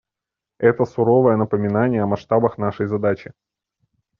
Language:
Russian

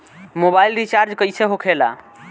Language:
Bhojpuri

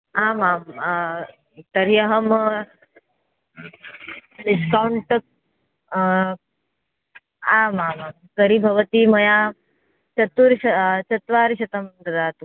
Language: Sanskrit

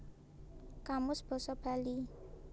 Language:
Javanese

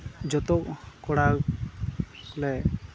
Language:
Santali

